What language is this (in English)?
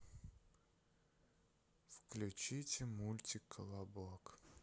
Russian